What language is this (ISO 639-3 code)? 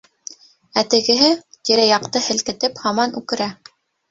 bak